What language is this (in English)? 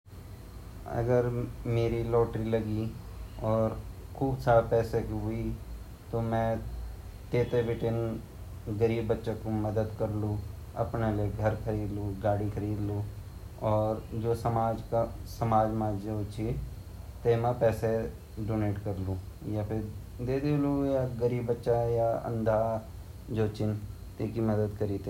Garhwali